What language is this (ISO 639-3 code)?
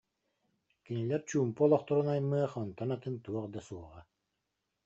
sah